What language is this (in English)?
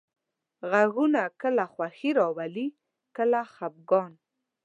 Pashto